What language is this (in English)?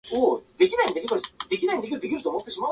Japanese